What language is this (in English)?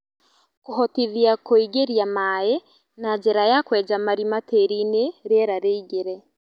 Kikuyu